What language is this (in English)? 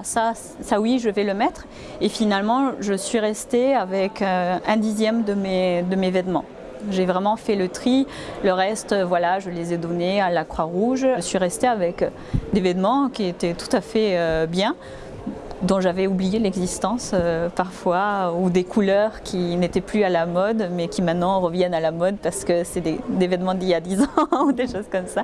French